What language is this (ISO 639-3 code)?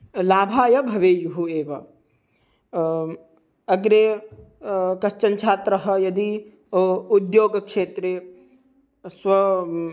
san